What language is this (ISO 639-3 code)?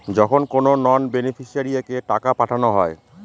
ben